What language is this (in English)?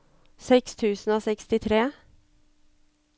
Norwegian